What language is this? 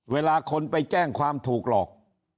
Thai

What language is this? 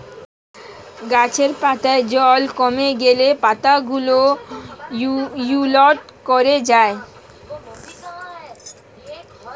Bangla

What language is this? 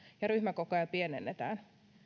Finnish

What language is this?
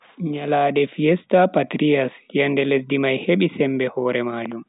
Bagirmi Fulfulde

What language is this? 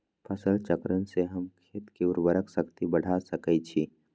Magahi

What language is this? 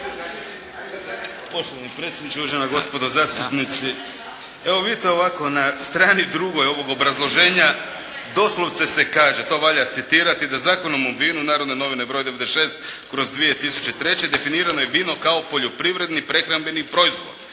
Croatian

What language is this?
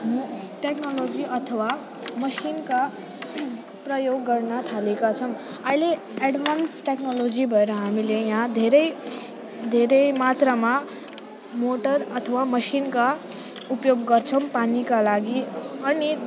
Nepali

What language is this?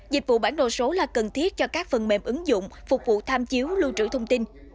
Vietnamese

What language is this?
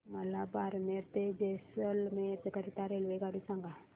Marathi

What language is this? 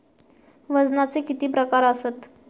Marathi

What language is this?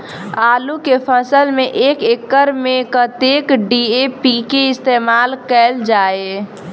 Maithili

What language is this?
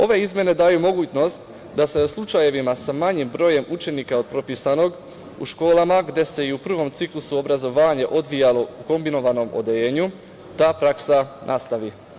Serbian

